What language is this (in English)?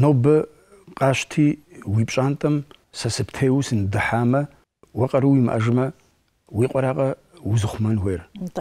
Arabic